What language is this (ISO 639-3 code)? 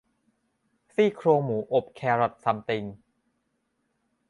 tha